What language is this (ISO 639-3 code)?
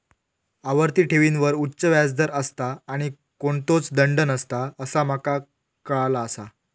mar